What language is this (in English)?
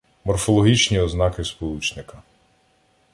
Ukrainian